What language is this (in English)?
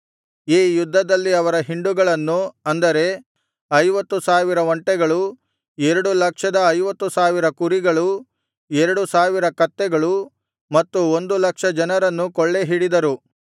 Kannada